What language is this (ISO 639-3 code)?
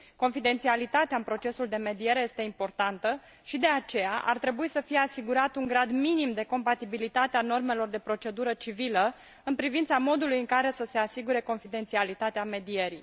ron